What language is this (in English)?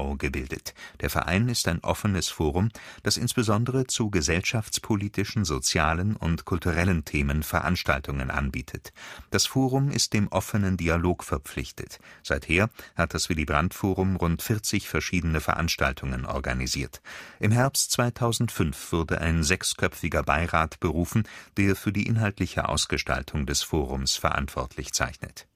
German